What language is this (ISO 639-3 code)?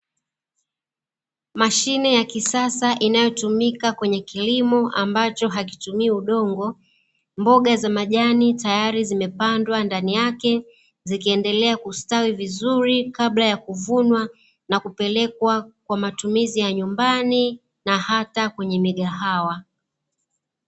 swa